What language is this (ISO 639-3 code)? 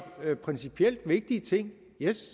dan